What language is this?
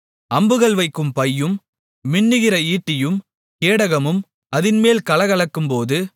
Tamil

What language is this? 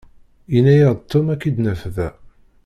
Kabyle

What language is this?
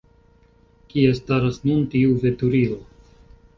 Esperanto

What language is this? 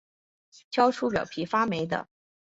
Chinese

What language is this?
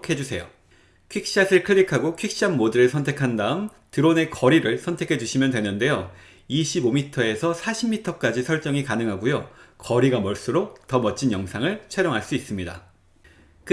Korean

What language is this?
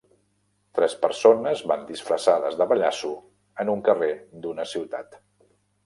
Catalan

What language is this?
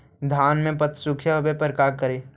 Magahi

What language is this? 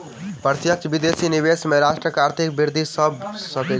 Maithili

